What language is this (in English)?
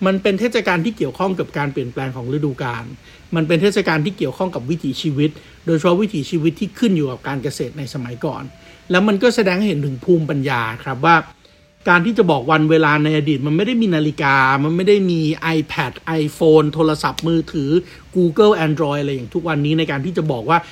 Thai